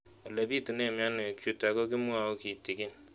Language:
Kalenjin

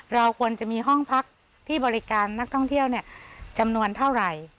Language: Thai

